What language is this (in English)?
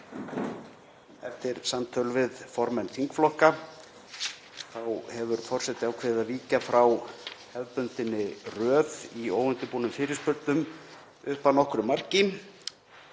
Icelandic